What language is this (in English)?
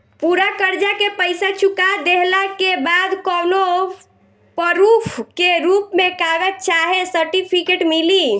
Bhojpuri